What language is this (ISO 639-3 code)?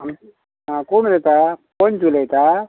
kok